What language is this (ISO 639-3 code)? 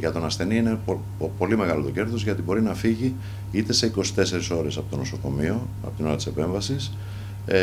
ell